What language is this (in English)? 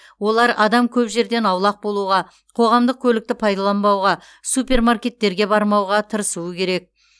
Kazakh